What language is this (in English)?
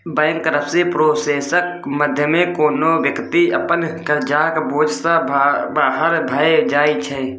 Maithili